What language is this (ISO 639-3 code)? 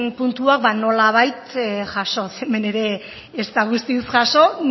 eus